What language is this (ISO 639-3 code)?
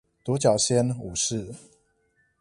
zho